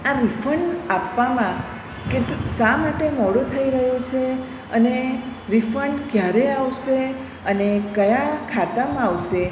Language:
Gujarati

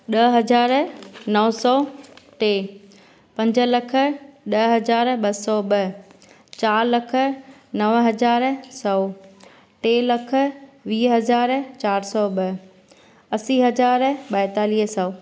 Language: Sindhi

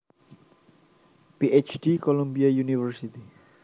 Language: Javanese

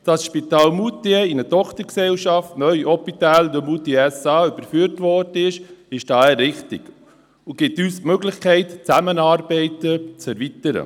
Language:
Swiss German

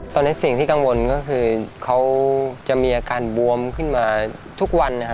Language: Thai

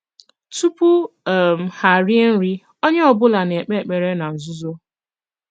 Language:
Igbo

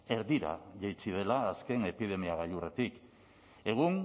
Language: Basque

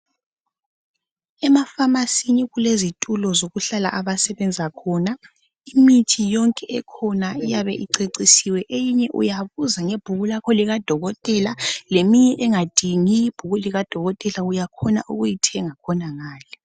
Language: North Ndebele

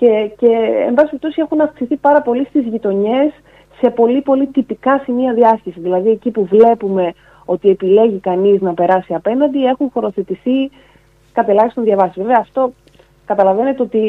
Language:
Greek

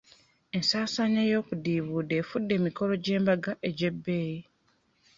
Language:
Ganda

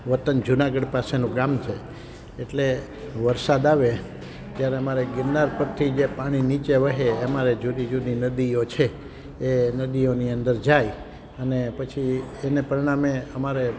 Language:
Gujarati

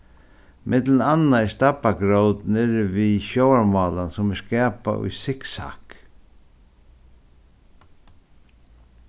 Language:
Faroese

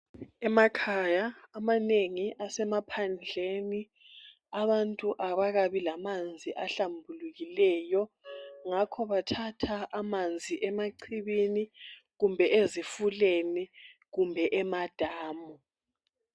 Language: North Ndebele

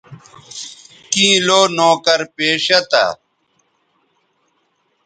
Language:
Bateri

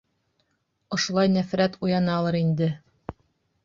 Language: Bashkir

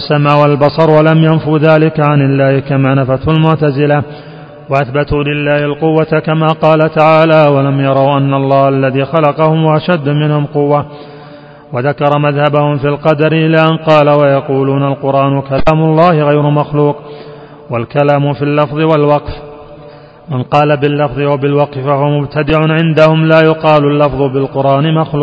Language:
Arabic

